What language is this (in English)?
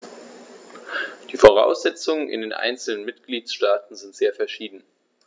German